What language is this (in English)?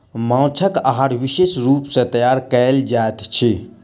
Maithili